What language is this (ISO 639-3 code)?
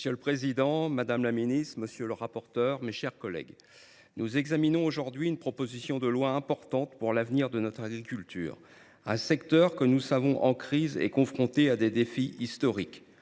fra